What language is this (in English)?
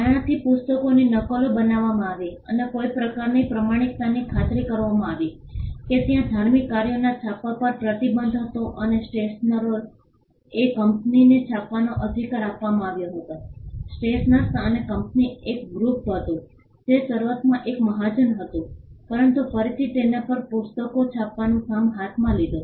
Gujarati